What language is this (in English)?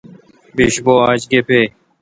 Kalkoti